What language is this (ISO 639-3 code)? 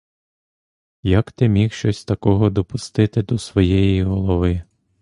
ukr